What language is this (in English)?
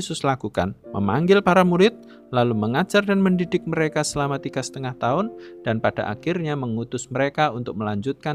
Indonesian